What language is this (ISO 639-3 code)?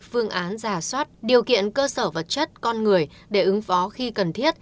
vie